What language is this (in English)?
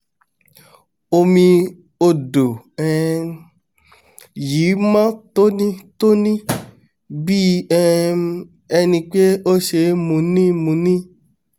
Yoruba